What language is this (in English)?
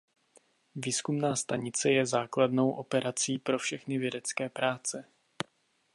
Czech